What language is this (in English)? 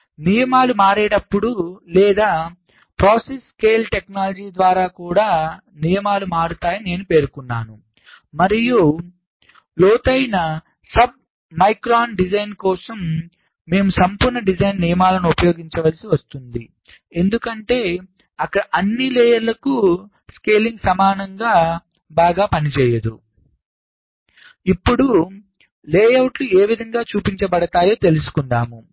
Telugu